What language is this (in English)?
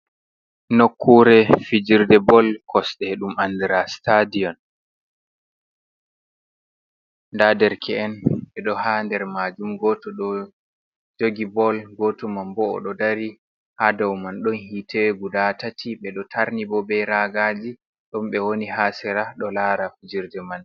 Fula